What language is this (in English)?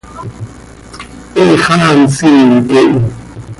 Seri